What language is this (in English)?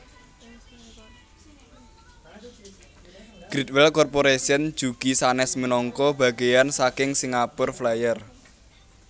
Javanese